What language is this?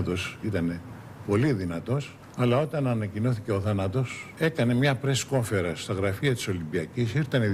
Greek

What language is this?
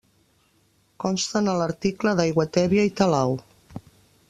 Catalan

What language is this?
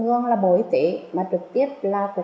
Vietnamese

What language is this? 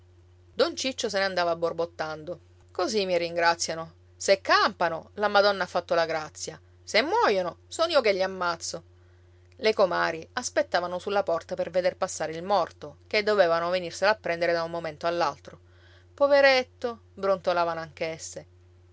Italian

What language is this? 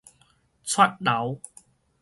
Min Nan Chinese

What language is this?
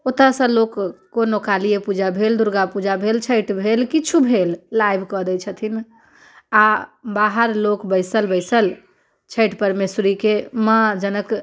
Maithili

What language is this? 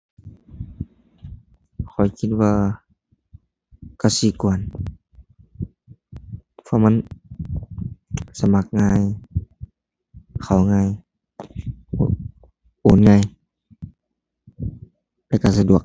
Thai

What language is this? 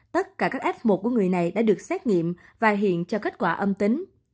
Vietnamese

